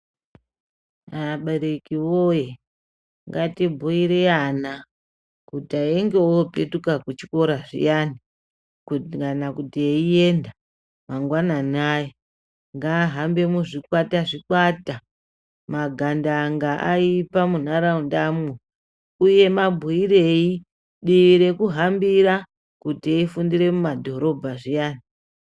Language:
Ndau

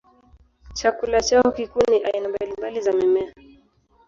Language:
Swahili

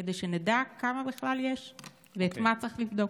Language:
Hebrew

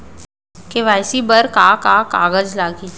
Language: Chhattisgarhi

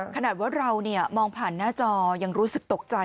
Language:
Thai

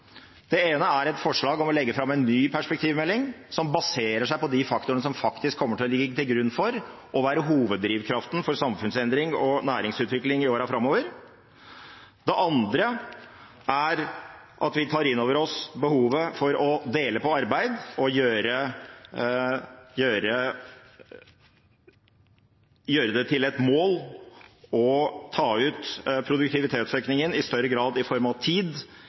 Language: Norwegian Bokmål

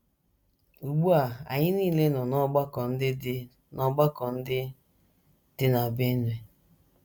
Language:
Igbo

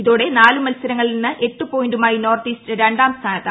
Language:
Malayalam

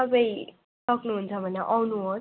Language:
Nepali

